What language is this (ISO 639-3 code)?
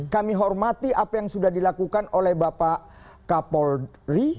ind